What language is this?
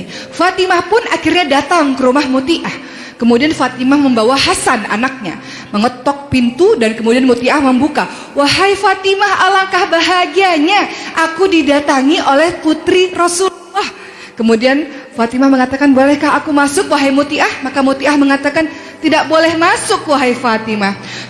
Indonesian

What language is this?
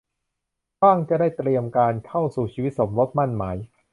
Thai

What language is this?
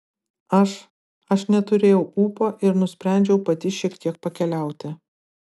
Lithuanian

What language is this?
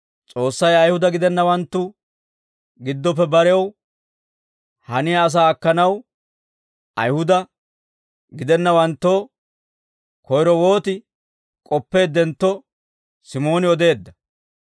Dawro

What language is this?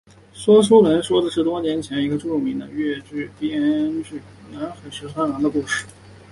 Chinese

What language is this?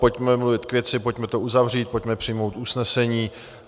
Czech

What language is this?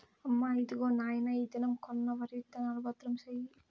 Telugu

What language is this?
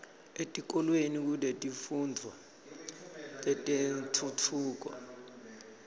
Swati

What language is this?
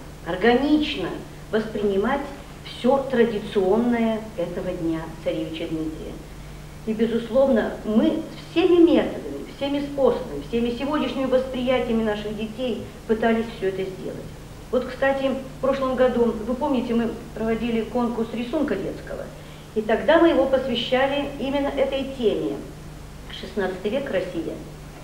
Russian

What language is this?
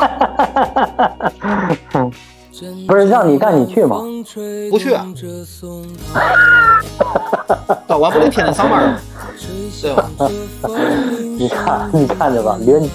Chinese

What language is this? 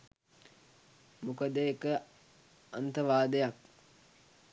Sinhala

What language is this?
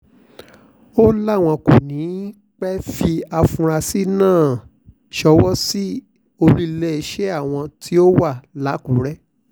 Yoruba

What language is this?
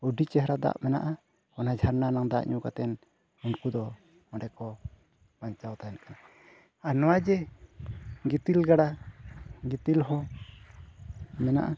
Santali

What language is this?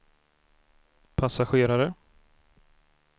Swedish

